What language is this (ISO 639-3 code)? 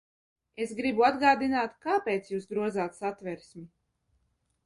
lav